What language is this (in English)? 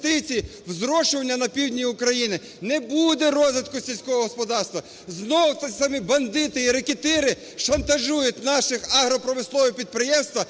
Ukrainian